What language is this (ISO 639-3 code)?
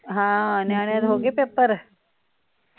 pan